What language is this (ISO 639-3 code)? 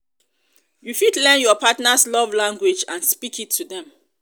pcm